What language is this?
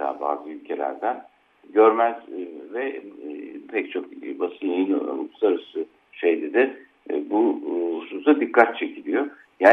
Turkish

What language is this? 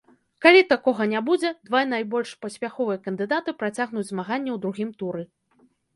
Belarusian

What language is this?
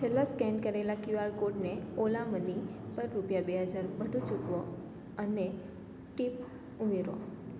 Gujarati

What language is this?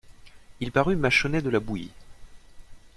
French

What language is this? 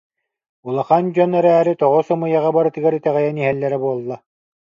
Yakut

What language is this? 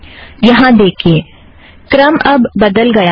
Hindi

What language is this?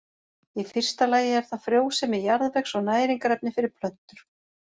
Icelandic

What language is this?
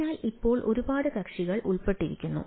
Malayalam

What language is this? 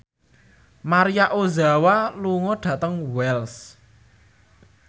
Javanese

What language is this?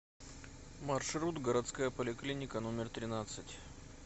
Russian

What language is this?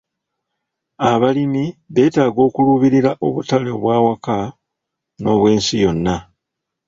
Ganda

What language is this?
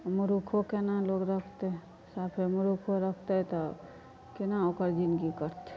Maithili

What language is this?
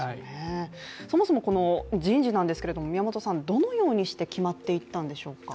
Japanese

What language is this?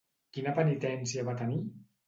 Catalan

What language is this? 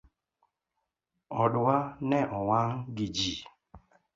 Luo (Kenya and Tanzania)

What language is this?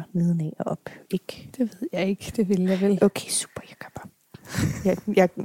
Danish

